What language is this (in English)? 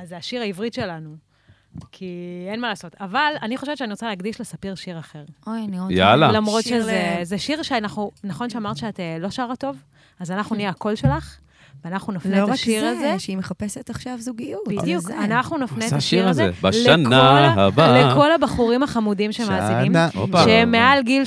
Hebrew